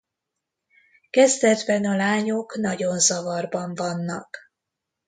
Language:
Hungarian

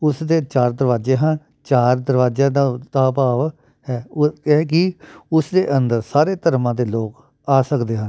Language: Punjabi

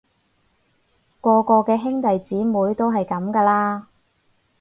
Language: Cantonese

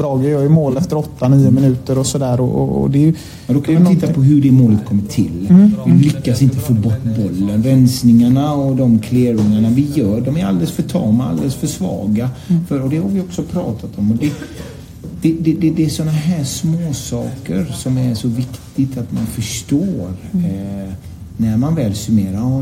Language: Swedish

